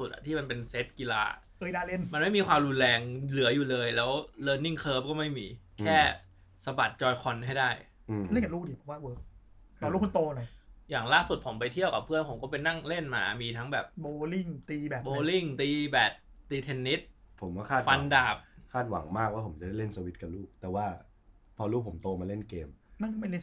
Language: Thai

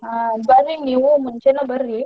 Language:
Kannada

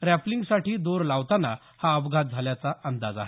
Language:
Marathi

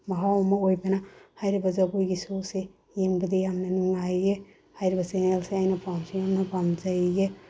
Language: Manipuri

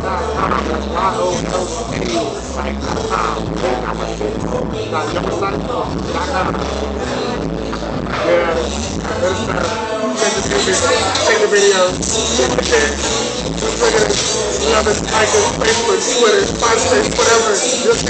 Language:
English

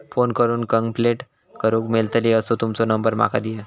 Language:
Marathi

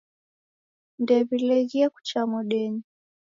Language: Taita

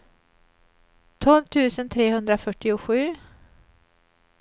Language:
Swedish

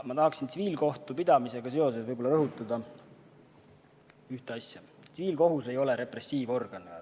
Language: Estonian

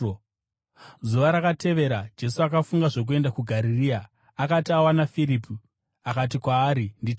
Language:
Shona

